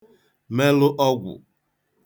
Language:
Igbo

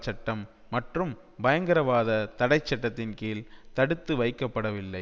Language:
Tamil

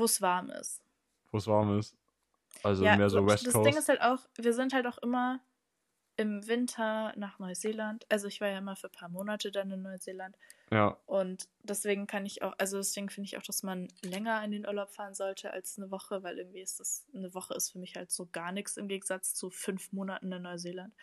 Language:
German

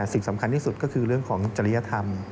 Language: Thai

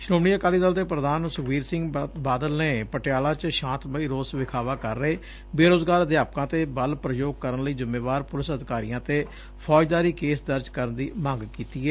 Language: Punjabi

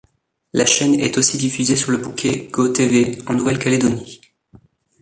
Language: French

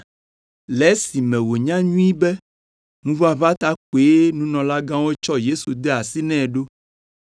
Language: Ewe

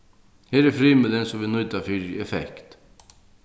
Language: Faroese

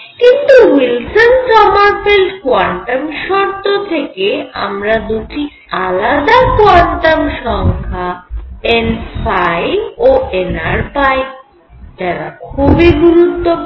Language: Bangla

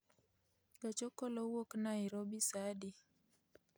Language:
Luo (Kenya and Tanzania)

